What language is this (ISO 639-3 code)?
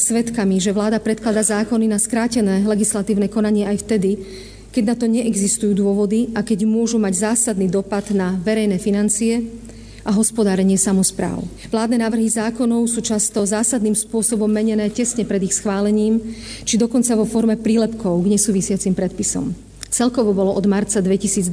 slk